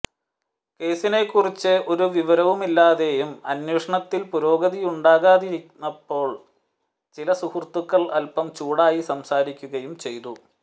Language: Malayalam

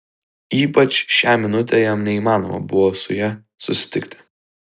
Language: Lithuanian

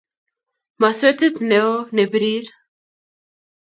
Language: Kalenjin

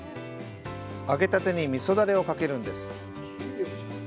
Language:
Japanese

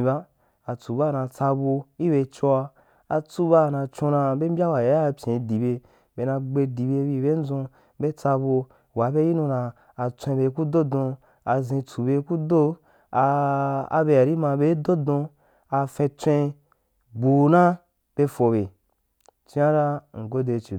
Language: Wapan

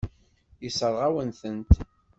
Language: Kabyle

